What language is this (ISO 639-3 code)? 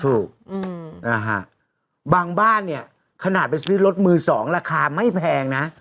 tha